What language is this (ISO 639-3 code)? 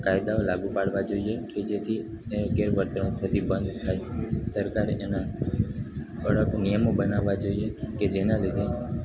guj